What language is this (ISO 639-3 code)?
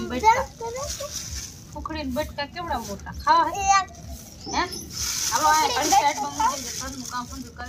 guj